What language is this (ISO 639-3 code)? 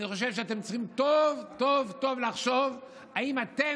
heb